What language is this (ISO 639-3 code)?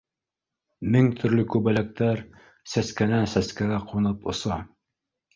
bak